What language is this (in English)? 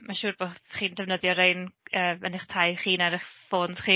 Welsh